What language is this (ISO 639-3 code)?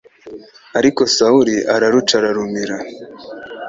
kin